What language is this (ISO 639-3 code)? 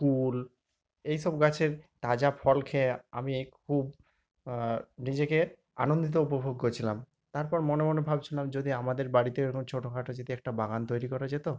ben